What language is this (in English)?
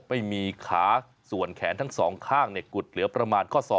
Thai